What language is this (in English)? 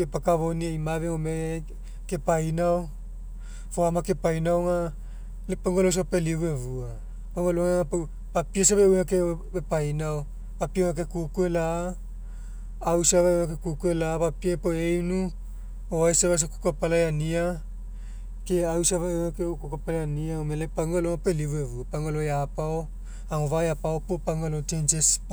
Mekeo